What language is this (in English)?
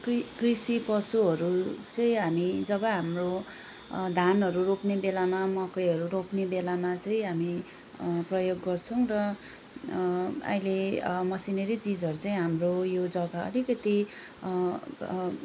Nepali